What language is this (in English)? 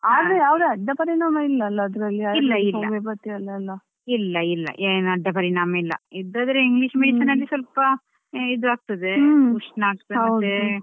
Kannada